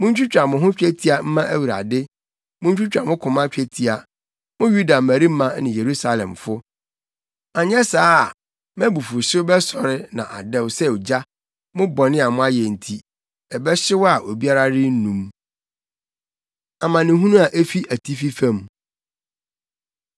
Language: Akan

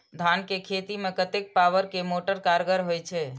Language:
Maithili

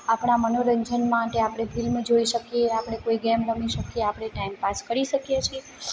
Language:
Gujarati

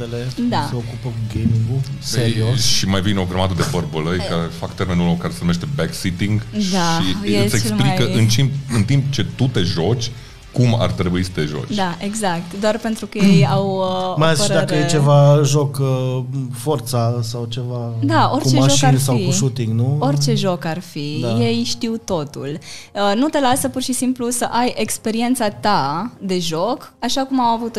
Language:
Romanian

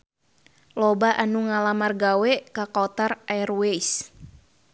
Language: Sundanese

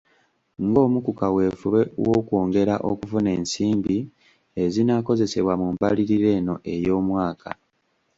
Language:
Ganda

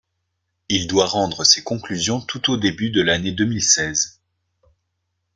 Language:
French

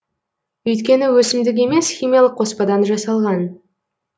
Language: Kazakh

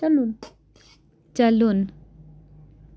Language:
Kashmiri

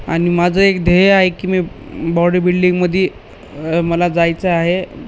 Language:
Marathi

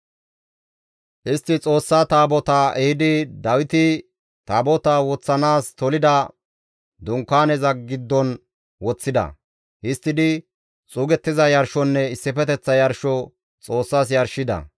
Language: Gamo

